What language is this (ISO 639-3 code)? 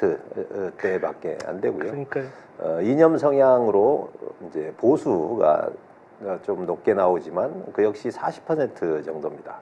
kor